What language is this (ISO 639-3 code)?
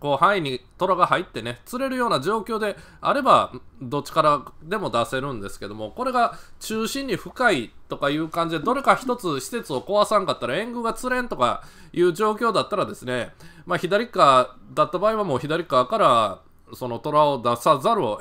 jpn